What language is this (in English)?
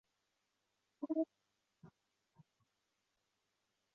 Chinese